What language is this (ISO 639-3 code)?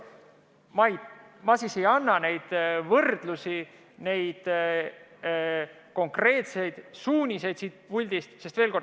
est